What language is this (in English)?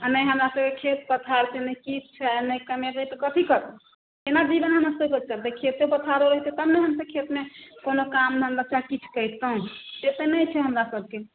Maithili